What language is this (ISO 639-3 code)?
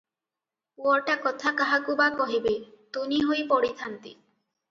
ori